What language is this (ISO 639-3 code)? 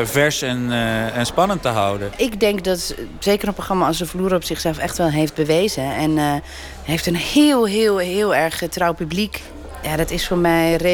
nld